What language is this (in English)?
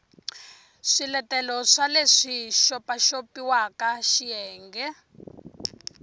Tsonga